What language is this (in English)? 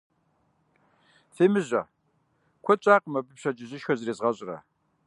Kabardian